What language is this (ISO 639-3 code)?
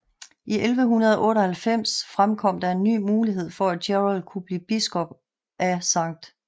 dan